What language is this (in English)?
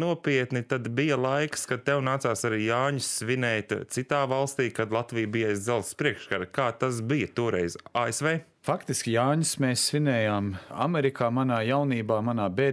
Latvian